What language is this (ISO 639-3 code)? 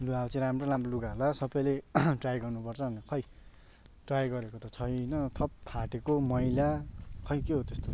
nep